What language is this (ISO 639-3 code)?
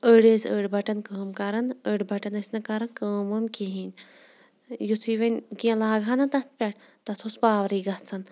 kas